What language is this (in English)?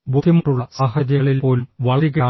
Malayalam